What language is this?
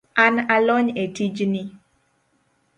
Luo (Kenya and Tanzania)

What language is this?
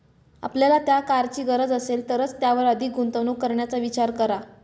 Marathi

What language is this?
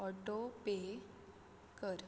Konkani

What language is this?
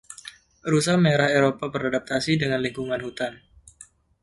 Indonesian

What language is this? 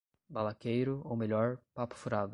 Portuguese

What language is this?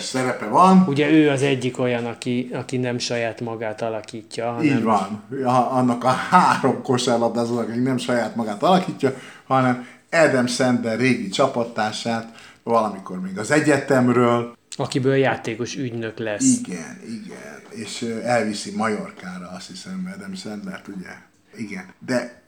Hungarian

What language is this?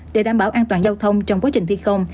Vietnamese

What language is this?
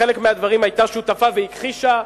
Hebrew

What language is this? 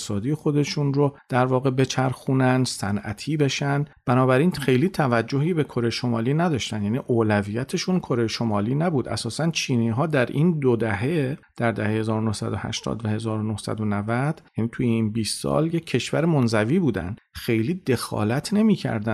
Persian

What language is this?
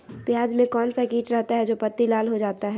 Magahi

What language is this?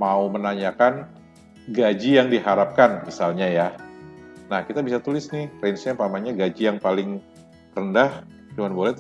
Indonesian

